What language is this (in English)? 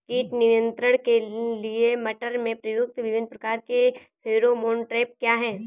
Hindi